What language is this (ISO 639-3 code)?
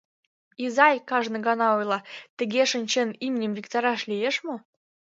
chm